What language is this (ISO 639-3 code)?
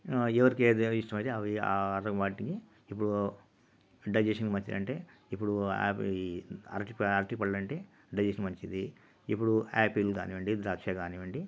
tel